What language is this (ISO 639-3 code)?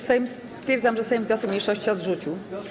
pol